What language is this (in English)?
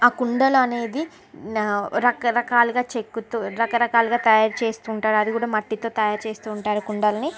Telugu